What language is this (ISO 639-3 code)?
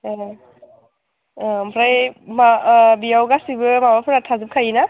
brx